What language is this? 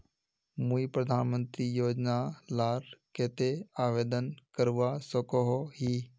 Magahi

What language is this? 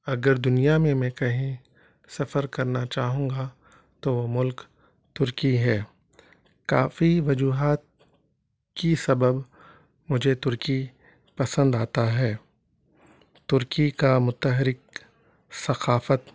Urdu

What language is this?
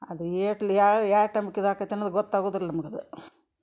Kannada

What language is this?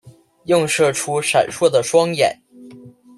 Chinese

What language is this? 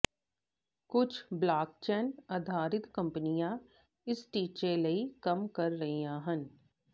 Punjabi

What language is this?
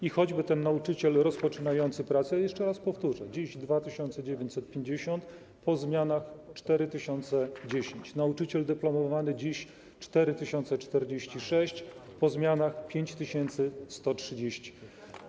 Polish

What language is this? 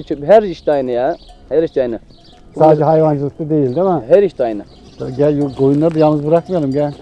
Turkish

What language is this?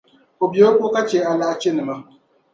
Dagbani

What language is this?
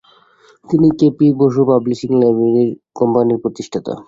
Bangla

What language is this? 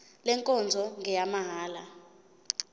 Zulu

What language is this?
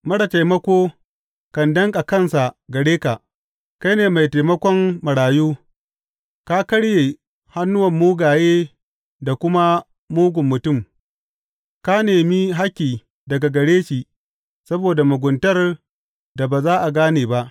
Hausa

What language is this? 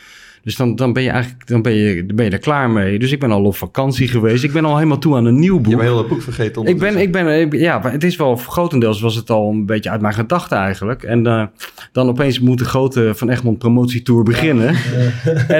Dutch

